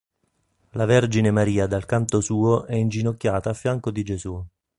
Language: Italian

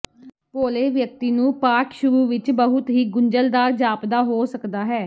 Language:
Punjabi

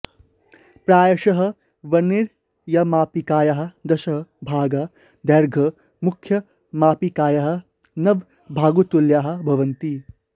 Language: Sanskrit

